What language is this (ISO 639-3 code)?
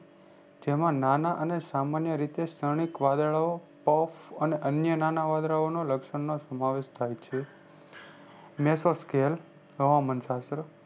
guj